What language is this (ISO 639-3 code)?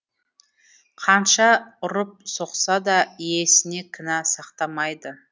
kaz